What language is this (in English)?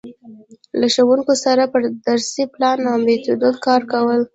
Pashto